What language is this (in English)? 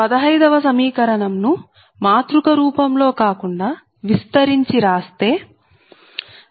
Telugu